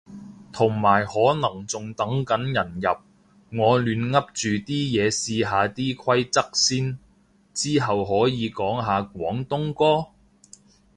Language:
Cantonese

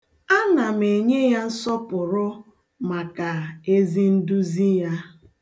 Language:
Igbo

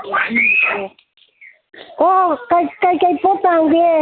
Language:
Manipuri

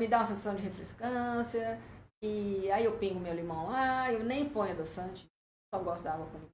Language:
Portuguese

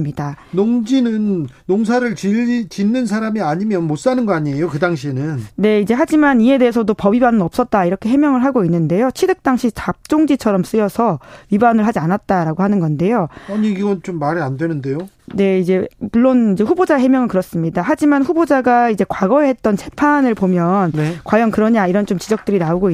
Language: Korean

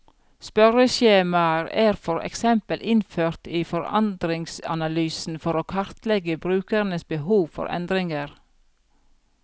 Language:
Norwegian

